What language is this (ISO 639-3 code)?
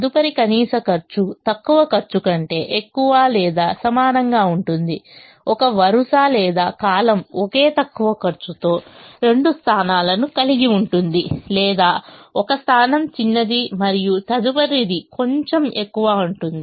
tel